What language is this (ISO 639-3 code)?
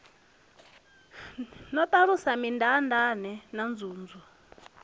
ven